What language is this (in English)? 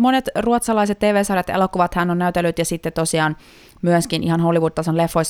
Finnish